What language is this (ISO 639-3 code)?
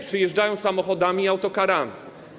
pol